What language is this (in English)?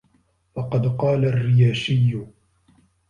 Arabic